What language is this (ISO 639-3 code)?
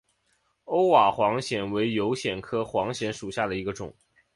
zho